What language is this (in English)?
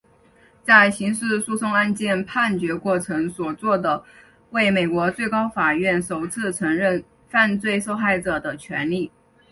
Chinese